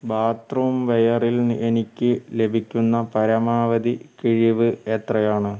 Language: Malayalam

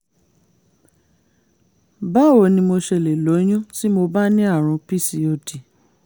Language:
Yoruba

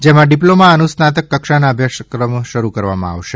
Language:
Gujarati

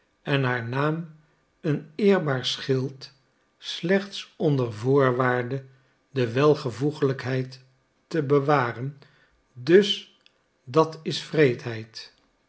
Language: Dutch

